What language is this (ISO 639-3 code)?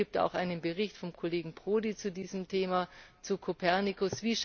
deu